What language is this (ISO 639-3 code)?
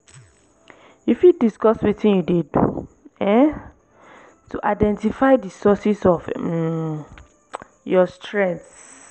pcm